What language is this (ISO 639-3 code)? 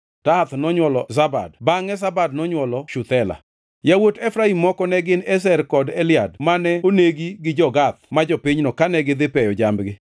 luo